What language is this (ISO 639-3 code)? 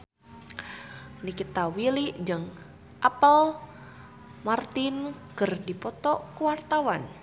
sun